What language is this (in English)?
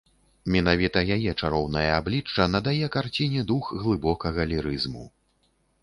Belarusian